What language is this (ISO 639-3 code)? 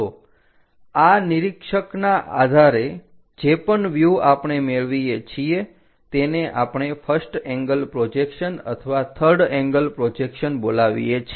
guj